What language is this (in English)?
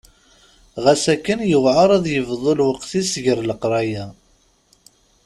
Kabyle